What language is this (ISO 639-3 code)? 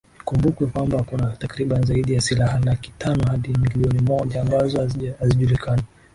swa